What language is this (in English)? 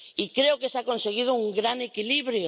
Spanish